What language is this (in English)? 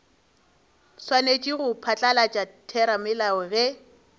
Northern Sotho